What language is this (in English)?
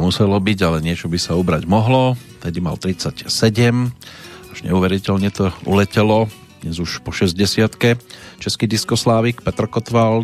Slovak